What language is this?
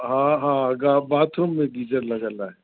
Sindhi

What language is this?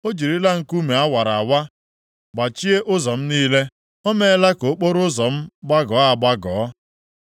Igbo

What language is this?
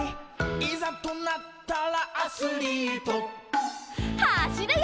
Japanese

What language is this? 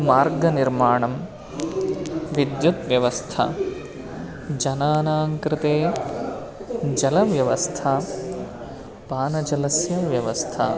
Sanskrit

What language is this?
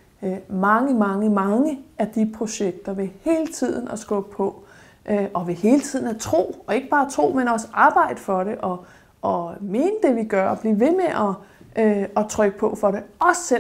Danish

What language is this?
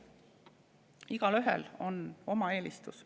Estonian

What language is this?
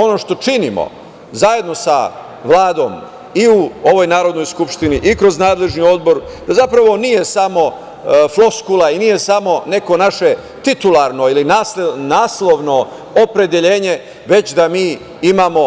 Serbian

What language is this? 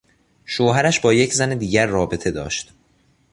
Persian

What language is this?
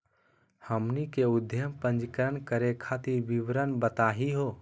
Magahi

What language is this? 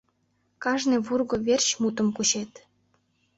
Mari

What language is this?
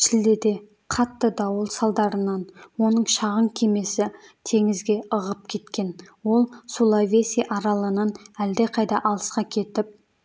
Kazakh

